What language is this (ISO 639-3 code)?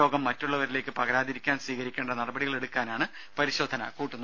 mal